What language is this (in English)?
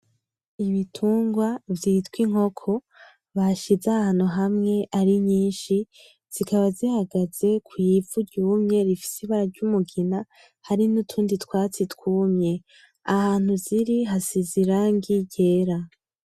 Rundi